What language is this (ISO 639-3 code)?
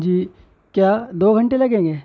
urd